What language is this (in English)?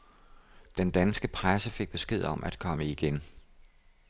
Danish